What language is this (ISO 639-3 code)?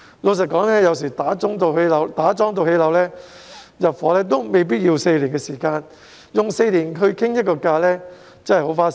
yue